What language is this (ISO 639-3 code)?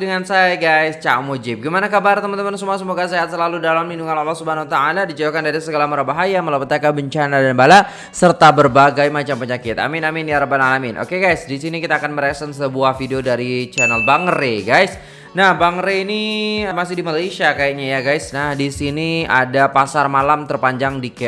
ind